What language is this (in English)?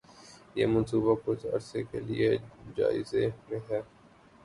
Urdu